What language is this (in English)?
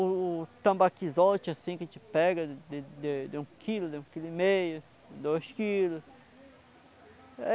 Portuguese